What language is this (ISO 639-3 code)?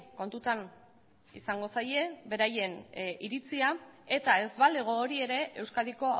eus